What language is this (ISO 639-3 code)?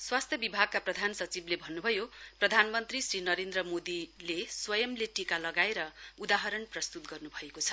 nep